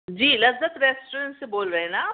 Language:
Urdu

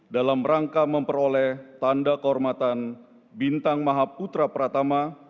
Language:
Indonesian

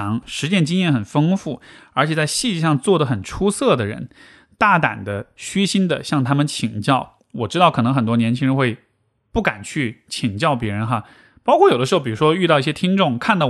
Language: Chinese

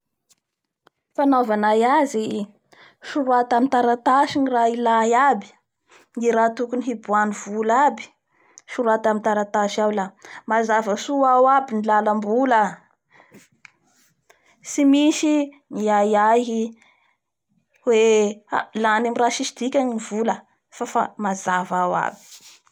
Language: Bara Malagasy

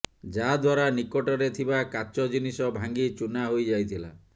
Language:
Odia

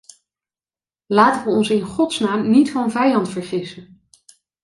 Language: Dutch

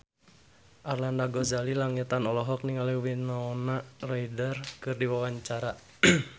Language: Sundanese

